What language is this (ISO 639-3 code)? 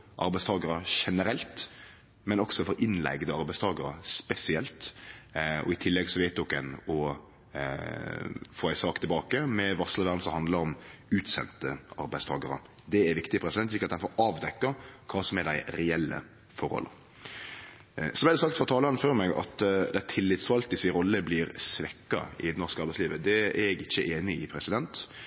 nno